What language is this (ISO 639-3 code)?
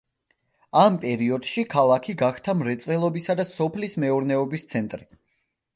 kat